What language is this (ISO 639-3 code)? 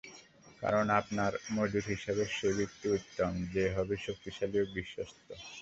ben